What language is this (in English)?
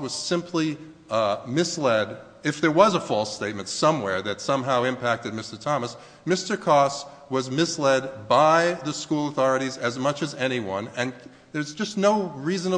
English